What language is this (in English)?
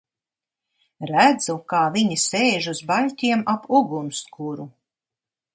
Latvian